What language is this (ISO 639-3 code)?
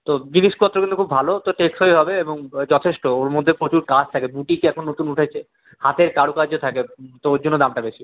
ben